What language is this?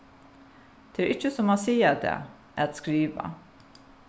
Faroese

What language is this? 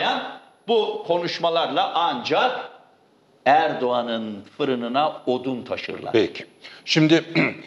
Turkish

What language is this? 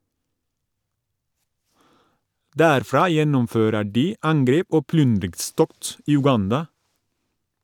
Norwegian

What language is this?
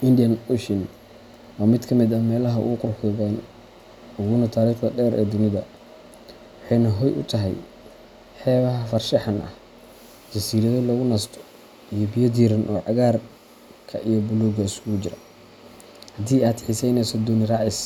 Somali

